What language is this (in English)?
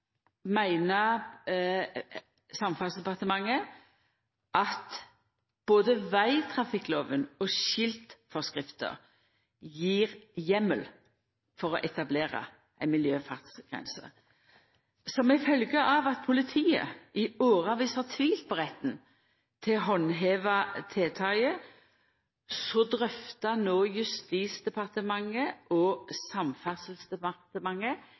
Norwegian Nynorsk